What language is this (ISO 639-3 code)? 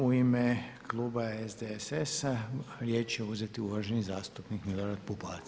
hrv